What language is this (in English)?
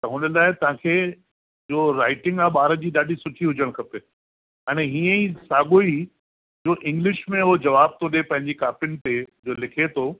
Sindhi